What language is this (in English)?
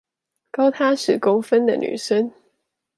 Chinese